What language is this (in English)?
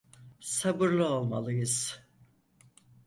Turkish